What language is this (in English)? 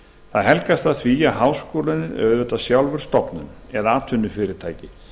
Icelandic